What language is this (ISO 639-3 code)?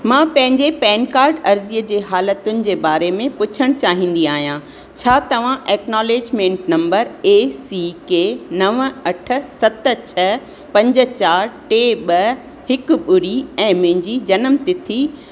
snd